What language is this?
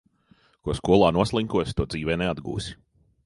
Latvian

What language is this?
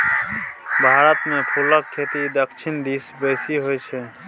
Maithili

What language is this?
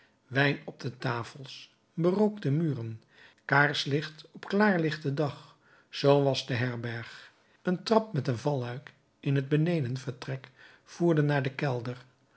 Dutch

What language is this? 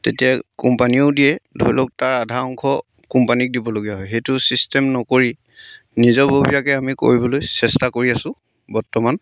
Assamese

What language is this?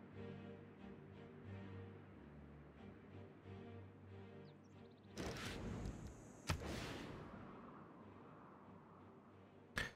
Russian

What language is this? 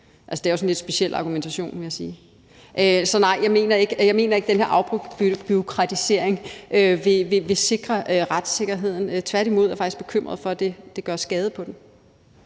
Danish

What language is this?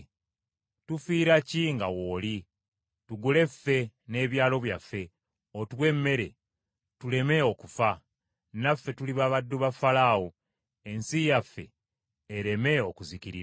Ganda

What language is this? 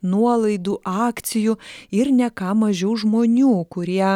Lithuanian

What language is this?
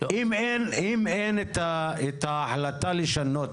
Hebrew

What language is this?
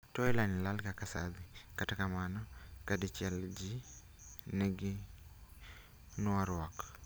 Luo (Kenya and Tanzania)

